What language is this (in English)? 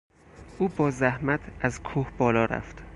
Persian